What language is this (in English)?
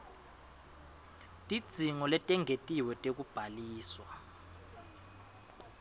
Swati